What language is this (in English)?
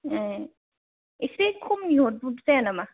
Bodo